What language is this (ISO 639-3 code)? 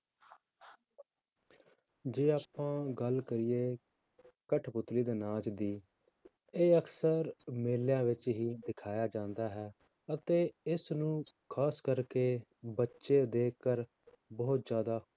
pan